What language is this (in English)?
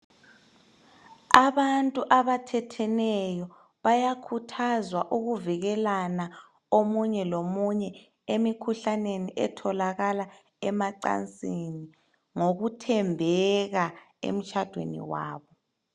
North Ndebele